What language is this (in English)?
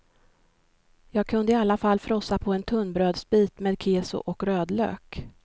Swedish